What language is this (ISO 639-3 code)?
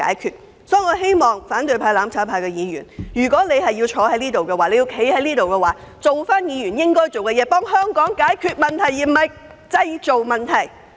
yue